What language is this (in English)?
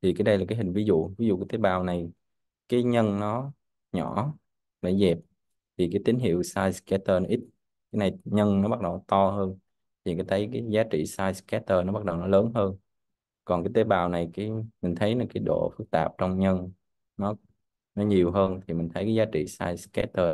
Vietnamese